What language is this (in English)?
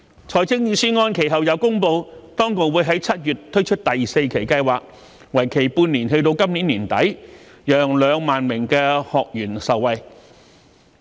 Cantonese